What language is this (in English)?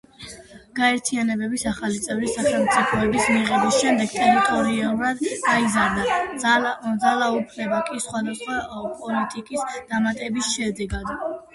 Georgian